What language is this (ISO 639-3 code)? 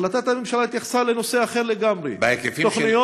heb